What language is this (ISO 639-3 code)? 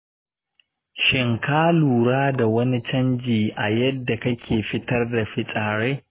hau